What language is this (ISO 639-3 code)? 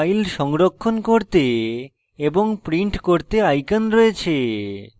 ben